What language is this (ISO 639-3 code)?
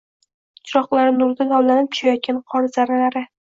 uzb